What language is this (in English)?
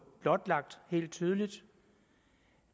Danish